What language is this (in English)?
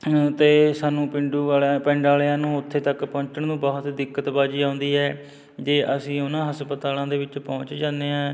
Punjabi